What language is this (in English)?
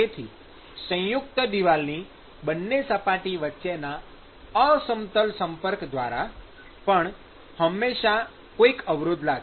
Gujarati